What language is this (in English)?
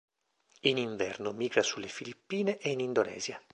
Italian